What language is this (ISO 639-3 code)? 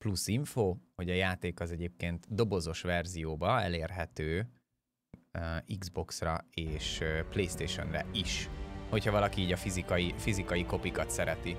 hun